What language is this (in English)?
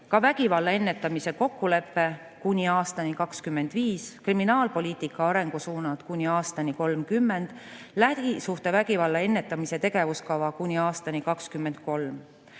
Estonian